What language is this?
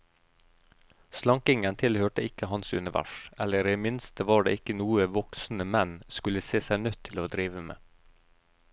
Norwegian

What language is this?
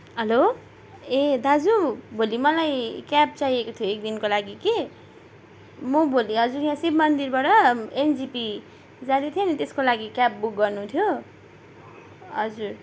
Nepali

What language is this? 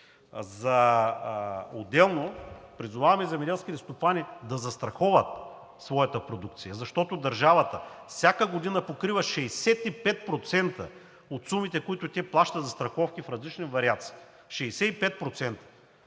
Bulgarian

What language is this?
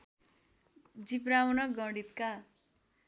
Nepali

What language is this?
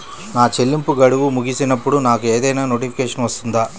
Telugu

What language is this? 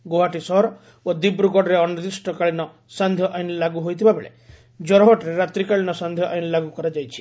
Odia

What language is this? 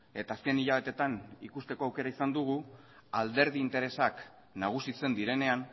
Basque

